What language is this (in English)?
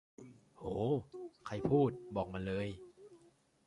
Thai